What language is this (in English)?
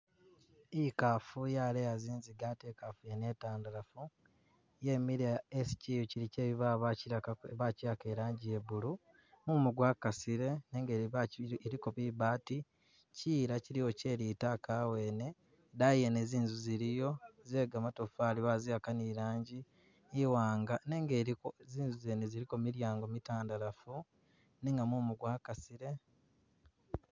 Masaaba